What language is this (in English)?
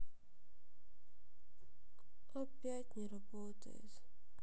Russian